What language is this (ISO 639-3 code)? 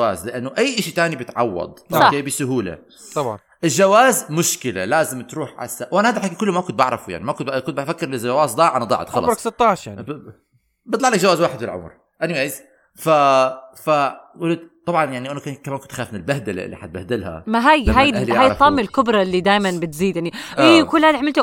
ara